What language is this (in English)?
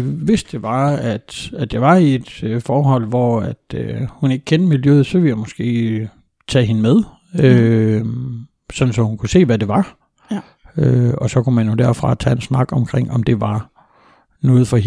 Danish